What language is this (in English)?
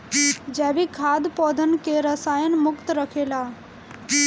Bhojpuri